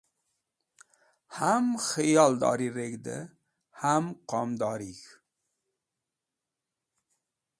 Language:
Wakhi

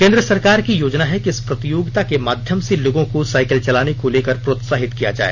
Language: Hindi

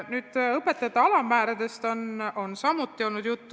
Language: Estonian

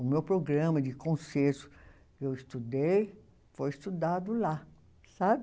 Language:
Portuguese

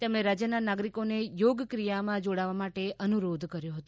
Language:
Gujarati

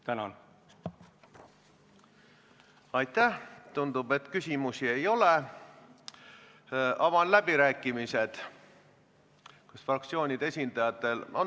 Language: Estonian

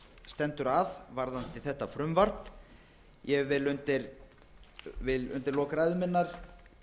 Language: Icelandic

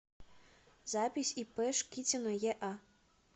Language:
Russian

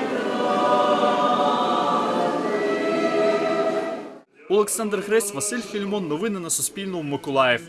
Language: Ukrainian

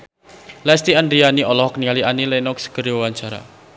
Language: Sundanese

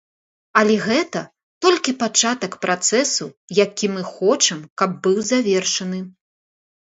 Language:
Belarusian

